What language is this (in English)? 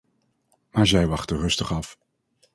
Dutch